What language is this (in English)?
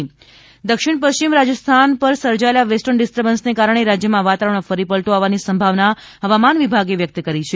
Gujarati